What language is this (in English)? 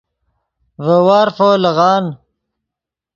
Yidgha